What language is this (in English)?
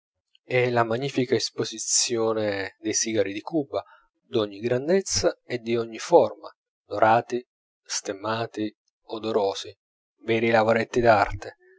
Italian